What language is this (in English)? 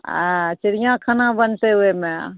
Maithili